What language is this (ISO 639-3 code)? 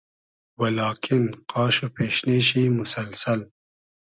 haz